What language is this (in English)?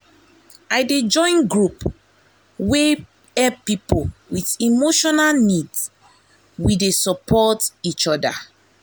Nigerian Pidgin